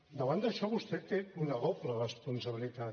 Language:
Catalan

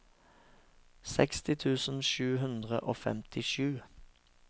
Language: Norwegian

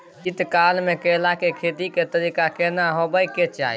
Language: Maithili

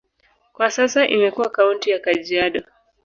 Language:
Swahili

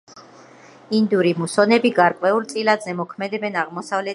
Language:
Georgian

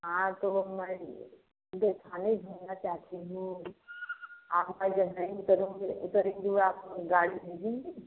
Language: Hindi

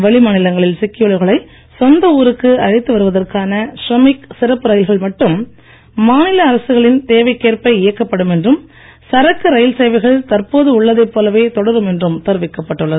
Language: Tamil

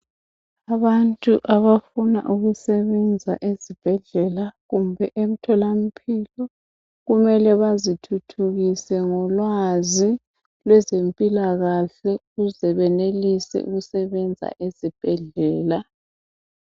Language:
North Ndebele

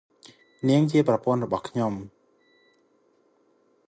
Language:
Khmer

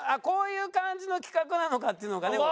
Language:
Japanese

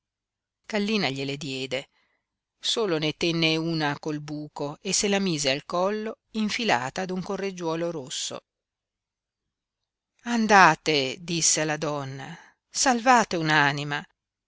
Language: Italian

